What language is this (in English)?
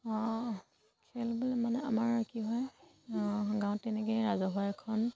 Assamese